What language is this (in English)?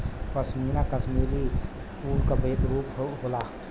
Bhojpuri